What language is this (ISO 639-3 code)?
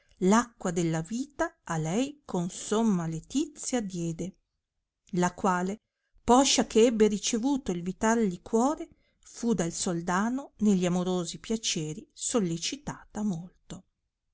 ita